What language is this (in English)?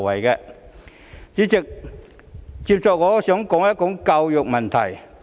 Cantonese